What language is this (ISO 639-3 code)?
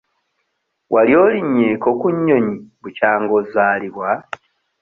lug